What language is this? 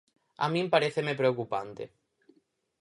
Galician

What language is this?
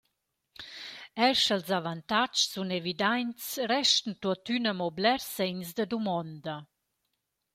Romansh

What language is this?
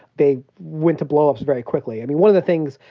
English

